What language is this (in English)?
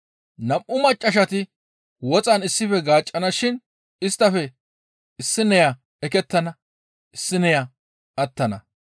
Gamo